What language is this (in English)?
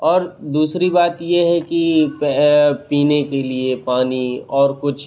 Hindi